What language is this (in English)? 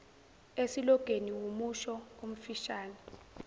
Zulu